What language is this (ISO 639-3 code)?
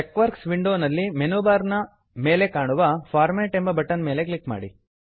kan